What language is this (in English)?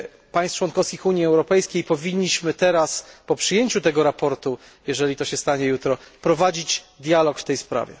Polish